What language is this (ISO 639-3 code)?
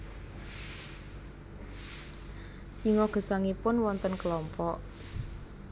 jav